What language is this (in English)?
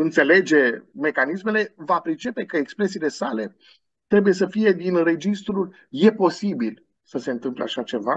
Romanian